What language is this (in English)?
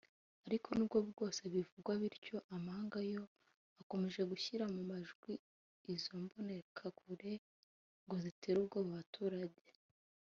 Kinyarwanda